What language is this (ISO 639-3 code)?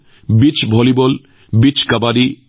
asm